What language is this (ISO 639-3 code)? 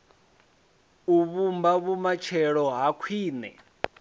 ven